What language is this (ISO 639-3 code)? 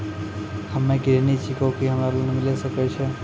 mai